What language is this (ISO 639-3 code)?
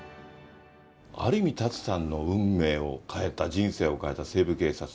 jpn